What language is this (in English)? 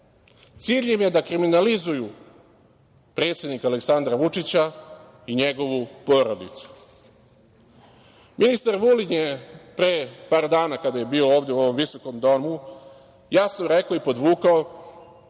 Serbian